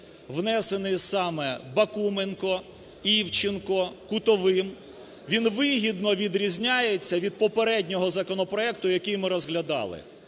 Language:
Ukrainian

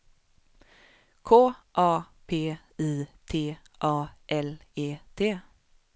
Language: Swedish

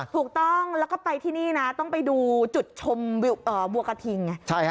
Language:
Thai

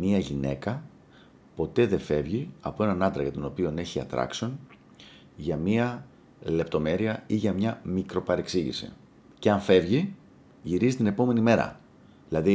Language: Greek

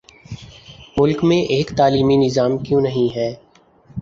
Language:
Urdu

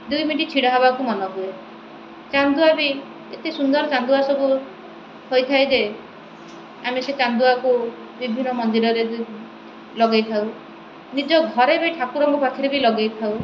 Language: Odia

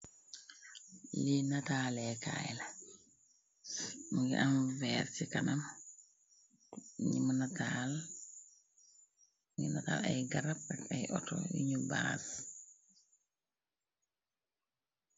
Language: Wolof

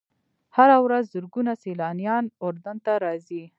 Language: Pashto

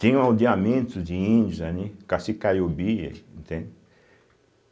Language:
Portuguese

